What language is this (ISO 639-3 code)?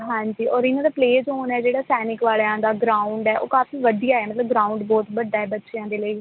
pan